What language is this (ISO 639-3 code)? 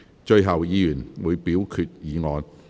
yue